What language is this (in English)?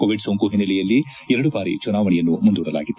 Kannada